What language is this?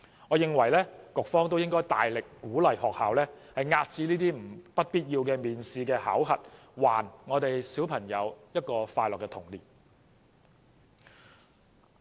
Cantonese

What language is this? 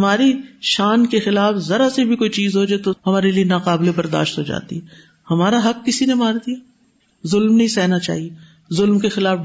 Urdu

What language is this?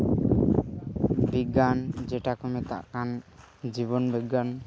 Santali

